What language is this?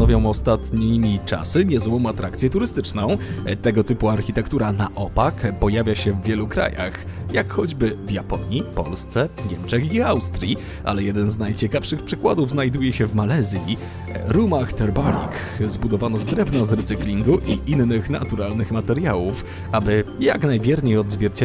Polish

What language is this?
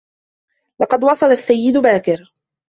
Arabic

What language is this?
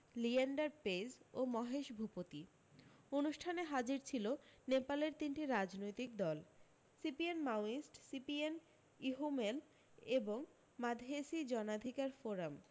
Bangla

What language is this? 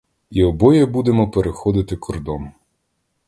Ukrainian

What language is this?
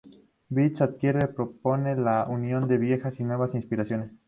Spanish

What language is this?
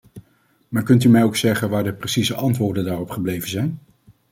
Dutch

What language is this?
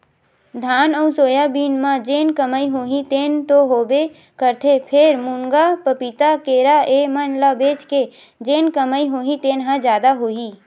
Chhattisgarhi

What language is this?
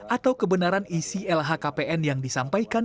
Indonesian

